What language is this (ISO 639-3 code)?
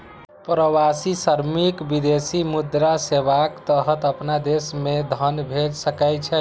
mai